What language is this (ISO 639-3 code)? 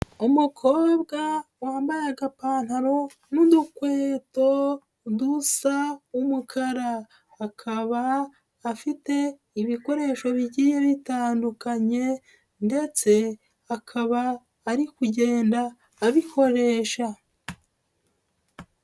kin